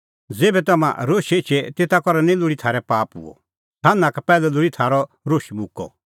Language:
Kullu Pahari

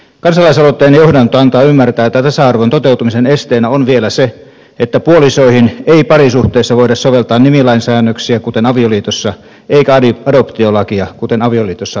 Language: Finnish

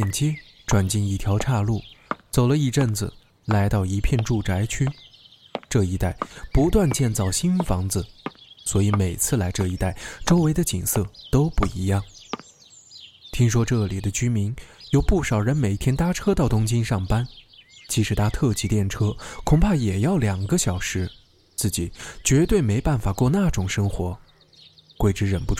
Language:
Chinese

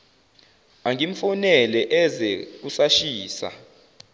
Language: Zulu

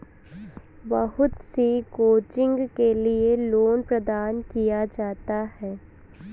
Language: Hindi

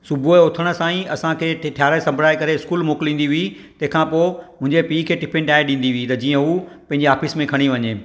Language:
Sindhi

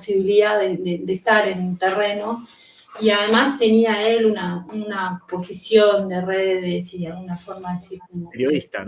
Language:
Spanish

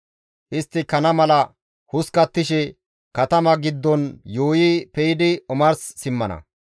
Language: Gamo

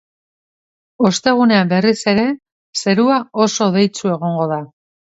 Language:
Basque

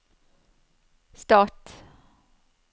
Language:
Norwegian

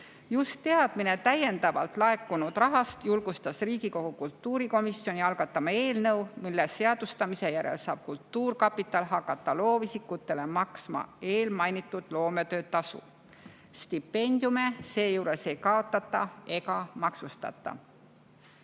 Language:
Estonian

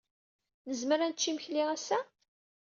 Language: Kabyle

